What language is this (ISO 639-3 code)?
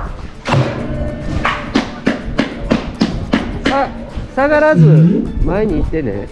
jpn